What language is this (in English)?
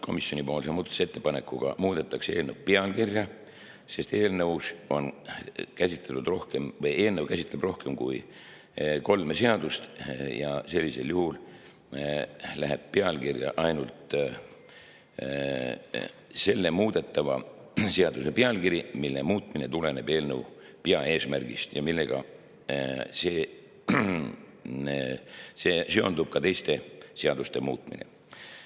Estonian